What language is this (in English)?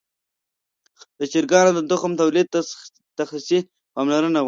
Pashto